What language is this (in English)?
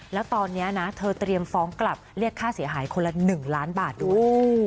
Thai